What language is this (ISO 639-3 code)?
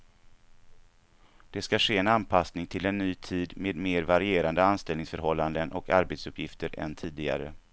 swe